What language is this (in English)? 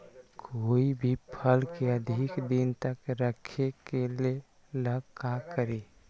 Magahi